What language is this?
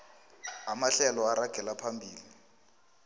South Ndebele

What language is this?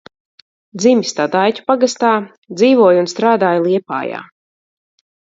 Latvian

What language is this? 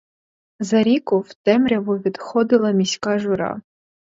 Ukrainian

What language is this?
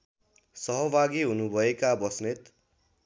Nepali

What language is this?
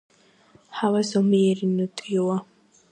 Georgian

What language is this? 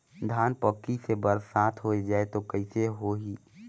Chhattisgarhi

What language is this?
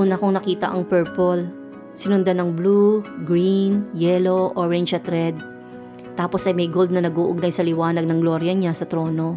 Filipino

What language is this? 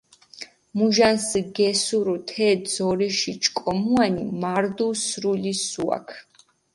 Mingrelian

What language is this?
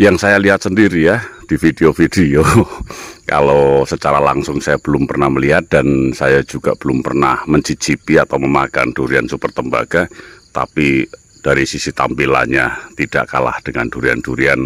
Indonesian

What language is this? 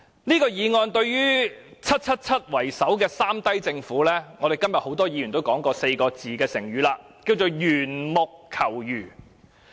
Cantonese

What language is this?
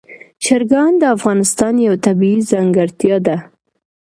Pashto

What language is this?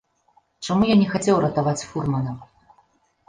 Belarusian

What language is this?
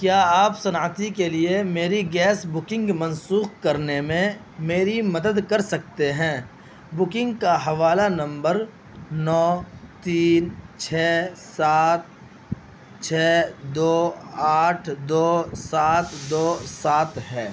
Urdu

